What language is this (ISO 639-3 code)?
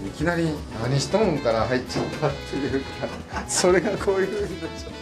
jpn